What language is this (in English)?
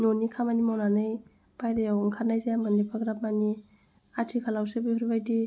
Bodo